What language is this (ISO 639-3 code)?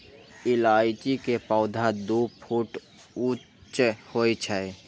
mai